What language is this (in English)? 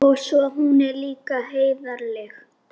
Icelandic